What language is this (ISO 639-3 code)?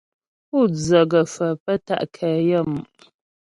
bbj